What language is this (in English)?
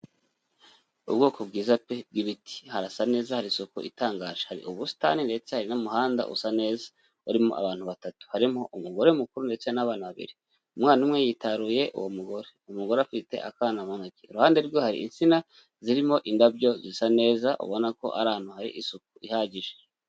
Kinyarwanda